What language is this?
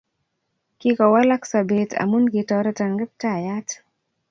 Kalenjin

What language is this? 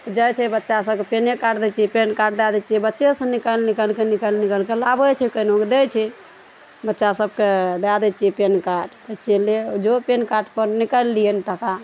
Maithili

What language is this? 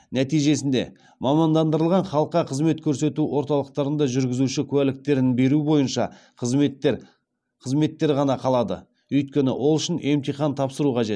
Kazakh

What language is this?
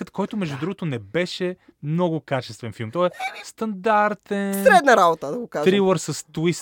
Bulgarian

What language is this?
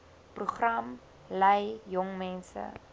Afrikaans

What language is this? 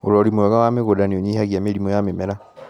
Kikuyu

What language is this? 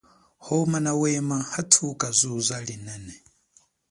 Chokwe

